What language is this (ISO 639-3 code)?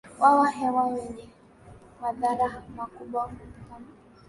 swa